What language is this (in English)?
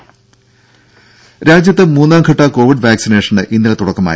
Malayalam